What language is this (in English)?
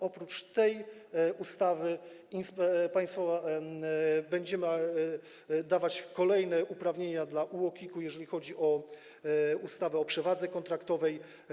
Polish